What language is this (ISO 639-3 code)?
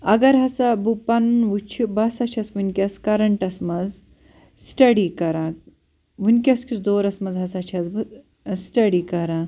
kas